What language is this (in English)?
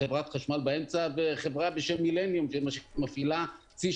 Hebrew